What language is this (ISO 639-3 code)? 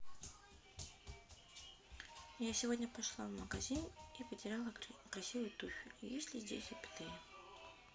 rus